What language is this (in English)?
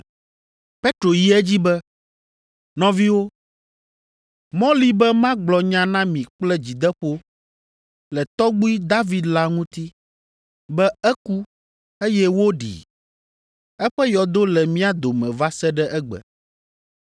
Ewe